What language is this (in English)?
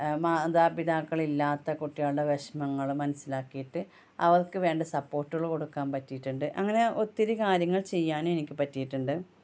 Malayalam